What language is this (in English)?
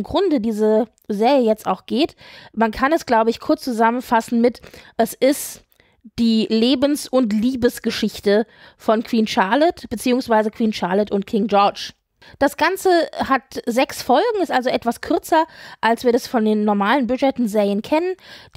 German